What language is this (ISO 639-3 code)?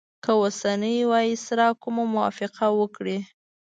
pus